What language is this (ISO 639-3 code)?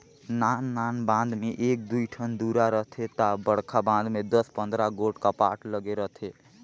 hne